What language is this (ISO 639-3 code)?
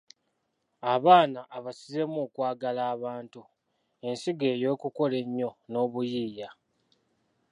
lug